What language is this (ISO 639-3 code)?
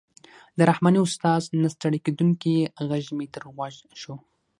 pus